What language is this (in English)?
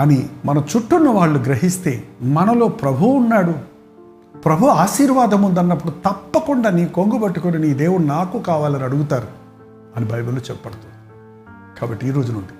Telugu